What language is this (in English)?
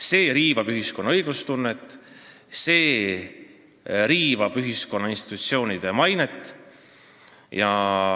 Estonian